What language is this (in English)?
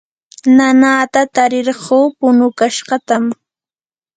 Yanahuanca Pasco Quechua